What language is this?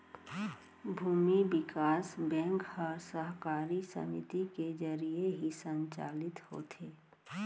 Chhattisgarhi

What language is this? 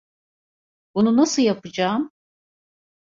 Turkish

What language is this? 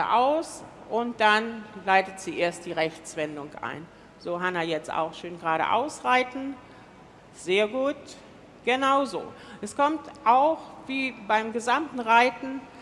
German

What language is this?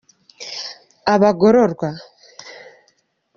Kinyarwanda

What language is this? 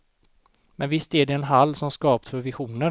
Swedish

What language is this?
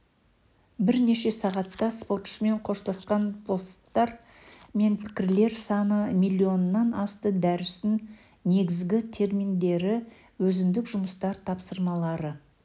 Kazakh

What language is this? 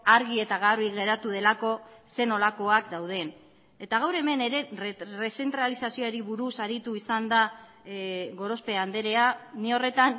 Basque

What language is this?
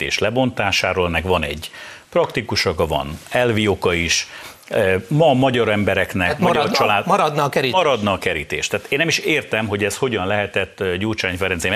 Hungarian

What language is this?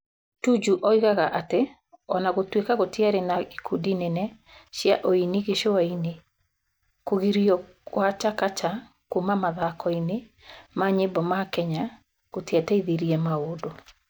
Kikuyu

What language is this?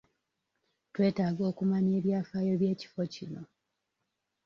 Ganda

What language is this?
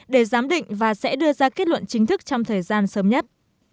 Vietnamese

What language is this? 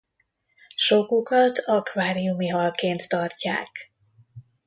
Hungarian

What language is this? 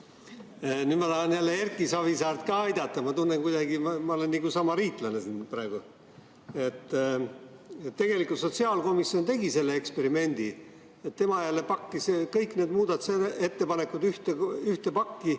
Estonian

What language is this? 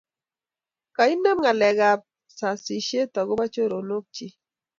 Kalenjin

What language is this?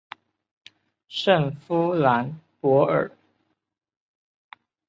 Chinese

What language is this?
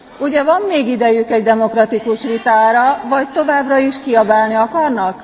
Hungarian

